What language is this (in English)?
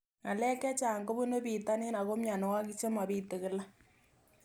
Kalenjin